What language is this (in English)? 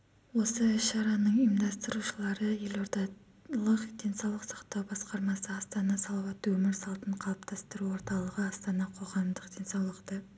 Kazakh